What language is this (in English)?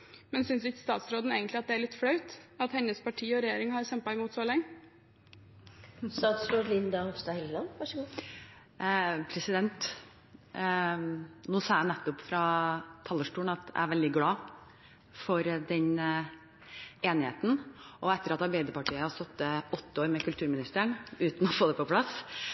Norwegian Bokmål